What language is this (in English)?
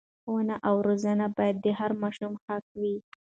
Pashto